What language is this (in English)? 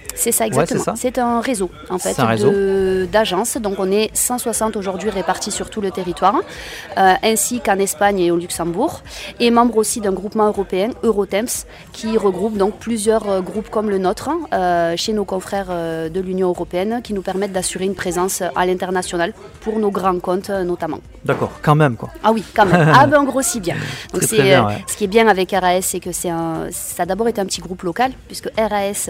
French